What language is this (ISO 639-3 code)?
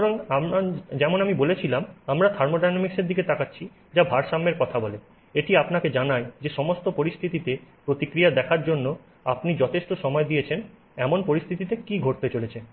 ben